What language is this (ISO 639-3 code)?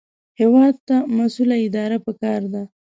pus